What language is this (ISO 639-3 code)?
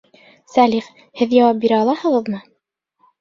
bak